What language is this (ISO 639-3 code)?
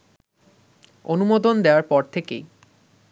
ben